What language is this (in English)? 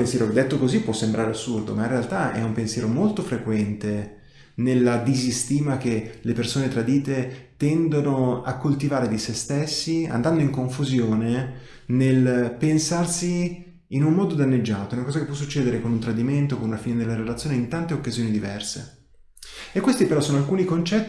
Italian